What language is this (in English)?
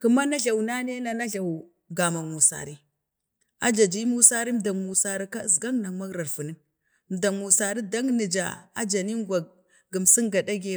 Bade